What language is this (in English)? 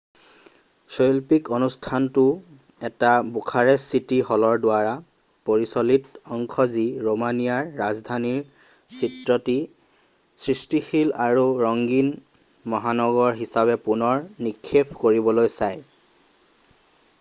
Assamese